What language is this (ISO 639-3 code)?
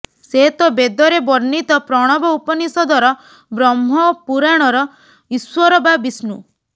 ori